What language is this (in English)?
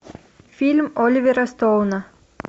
Russian